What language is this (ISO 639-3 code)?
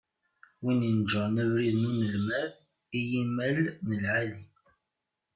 kab